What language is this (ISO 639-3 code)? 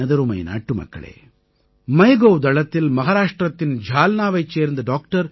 tam